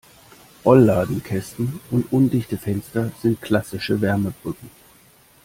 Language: German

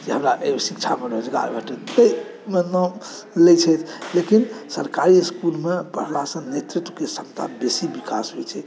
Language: Maithili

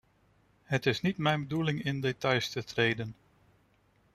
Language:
Dutch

